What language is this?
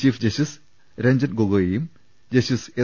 Malayalam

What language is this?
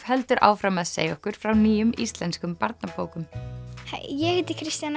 Icelandic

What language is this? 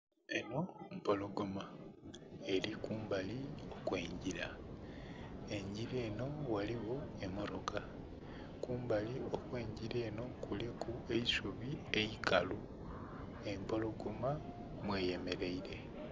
Soga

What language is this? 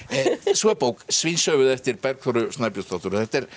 Icelandic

